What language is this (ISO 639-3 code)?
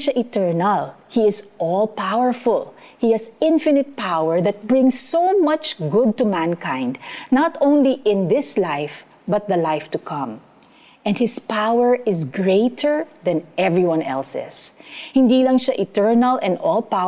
fil